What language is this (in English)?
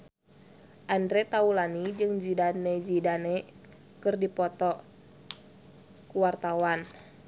Sundanese